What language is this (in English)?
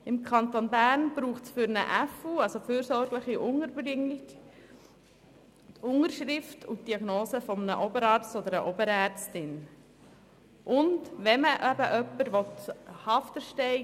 Swiss German